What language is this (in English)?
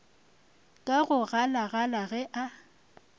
Northern Sotho